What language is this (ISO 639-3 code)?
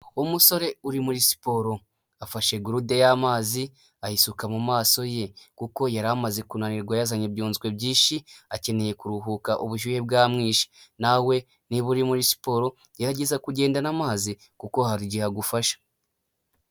kin